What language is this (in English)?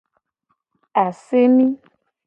Gen